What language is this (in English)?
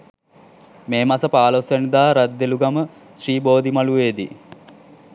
Sinhala